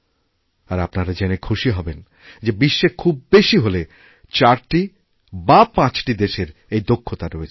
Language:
Bangla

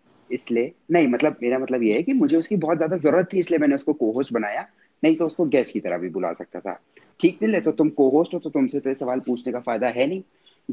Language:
Hindi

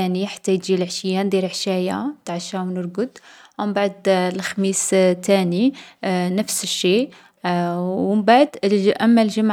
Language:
Algerian Arabic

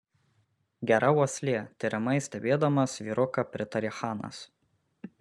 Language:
Lithuanian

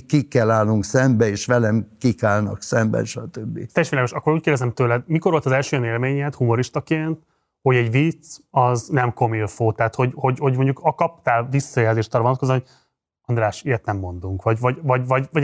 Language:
Hungarian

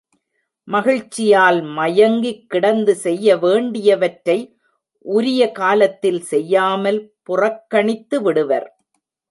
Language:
Tamil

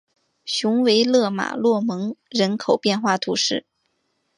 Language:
Chinese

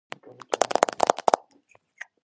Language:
Georgian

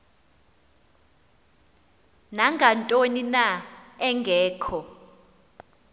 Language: Xhosa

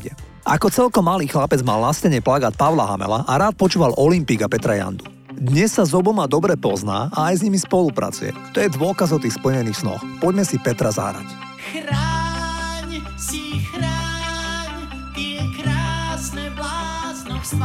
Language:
Slovak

